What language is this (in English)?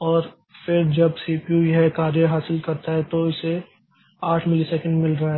Hindi